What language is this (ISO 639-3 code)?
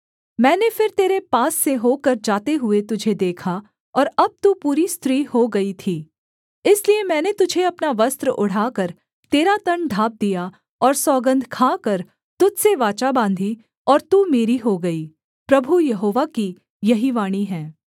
hin